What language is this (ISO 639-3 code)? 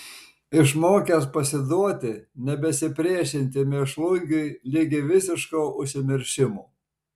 lit